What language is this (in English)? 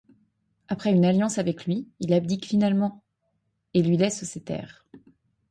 French